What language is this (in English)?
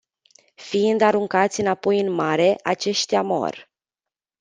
Romanian